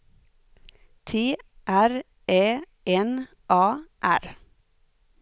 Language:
Swedish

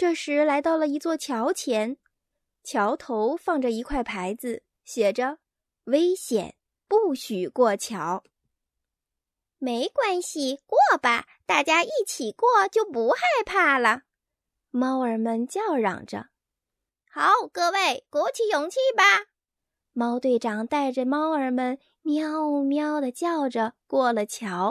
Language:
Chinese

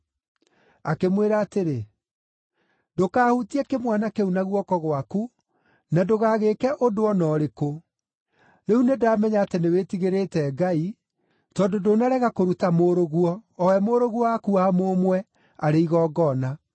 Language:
Kikuyu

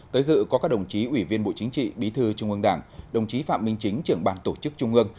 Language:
Vietnamese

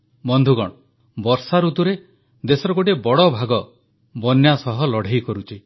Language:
Odia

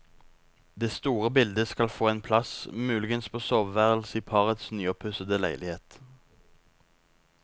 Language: Norwegian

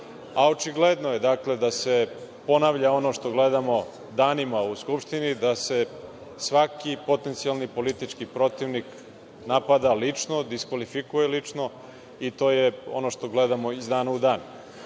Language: Serbian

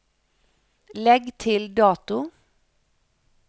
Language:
Norwegian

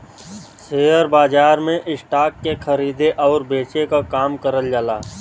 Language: Bhojpuri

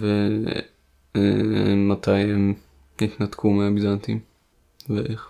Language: Hebrew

